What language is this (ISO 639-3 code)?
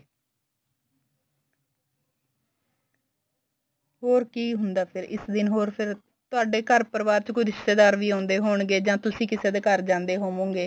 pan